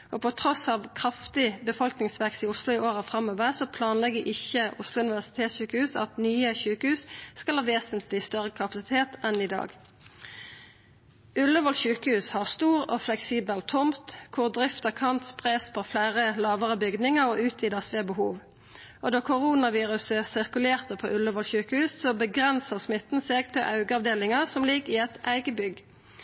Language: Norwegian Nynorsk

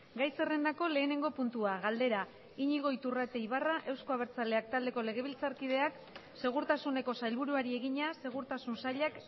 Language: Basque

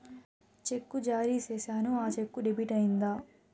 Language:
Telugu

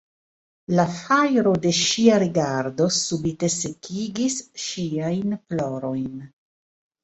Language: Esperanto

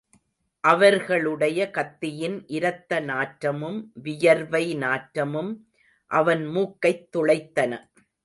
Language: Tamil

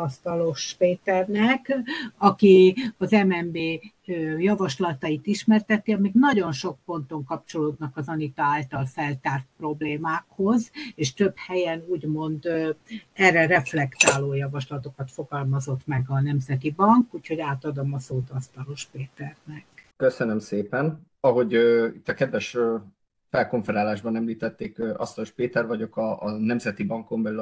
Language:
Hungarian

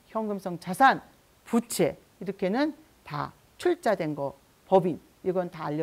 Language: Korean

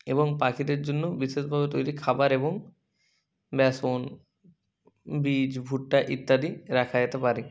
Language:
Bangla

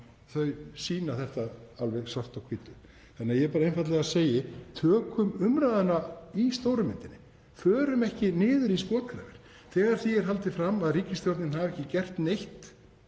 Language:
Icelandic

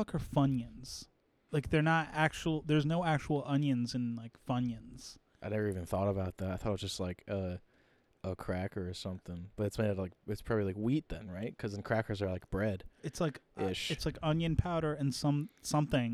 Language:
English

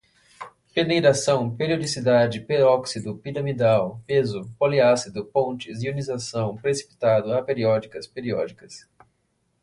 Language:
Portuguese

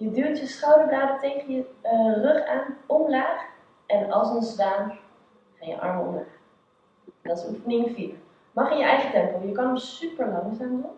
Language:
Dutch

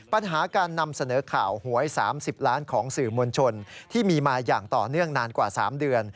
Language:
Thai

